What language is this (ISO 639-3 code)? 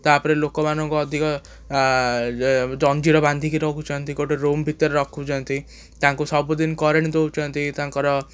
ori